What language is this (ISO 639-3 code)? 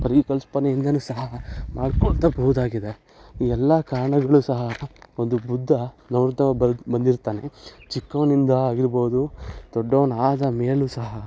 kan